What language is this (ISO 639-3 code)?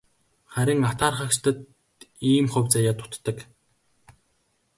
mon